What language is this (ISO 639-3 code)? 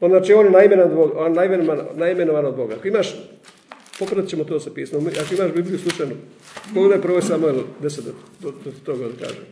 hrv